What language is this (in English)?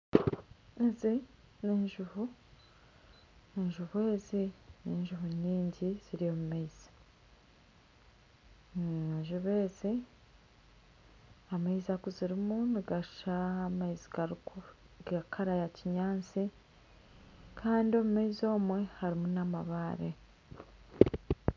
Nyankole